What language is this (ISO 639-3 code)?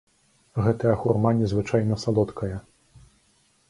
bel